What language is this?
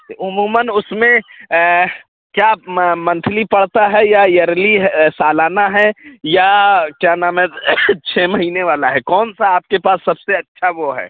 Urdu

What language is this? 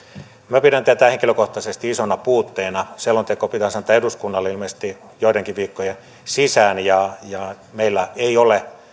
Finnish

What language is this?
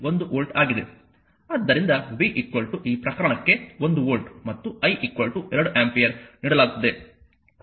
Kannada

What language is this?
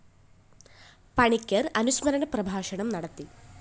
Malayalam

